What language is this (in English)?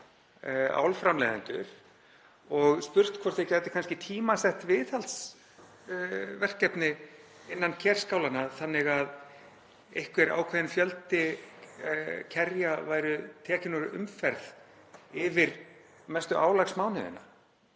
Icelandic